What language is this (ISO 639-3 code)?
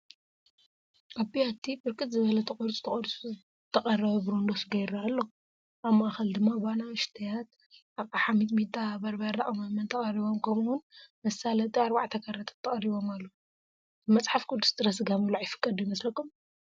tir